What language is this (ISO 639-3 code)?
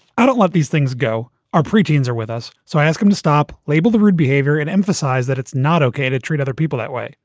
eng